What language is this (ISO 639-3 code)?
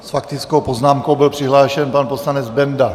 ces